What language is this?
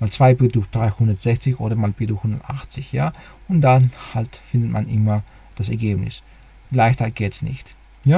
German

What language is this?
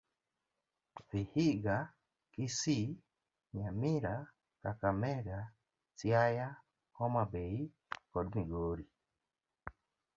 Luo (Kenya and Tanzania)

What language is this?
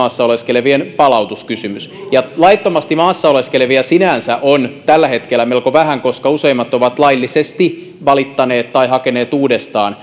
Finnish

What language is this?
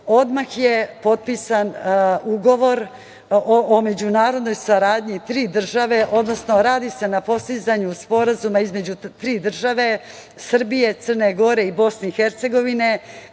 Serbian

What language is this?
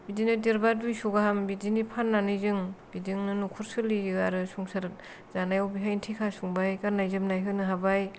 Bodo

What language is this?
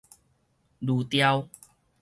Min Nan Chinese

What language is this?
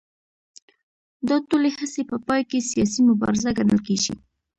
Pashto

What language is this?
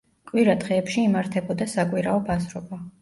Georgian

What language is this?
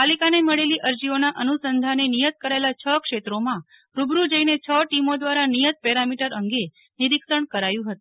Gujarati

